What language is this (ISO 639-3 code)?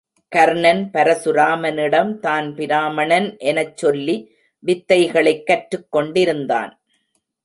tam